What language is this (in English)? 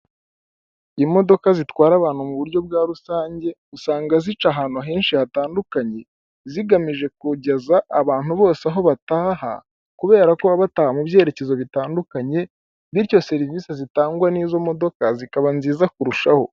Kinyarwanda